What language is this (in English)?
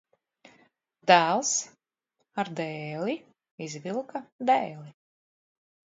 Latvian